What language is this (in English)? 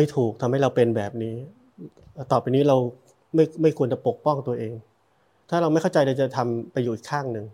Thai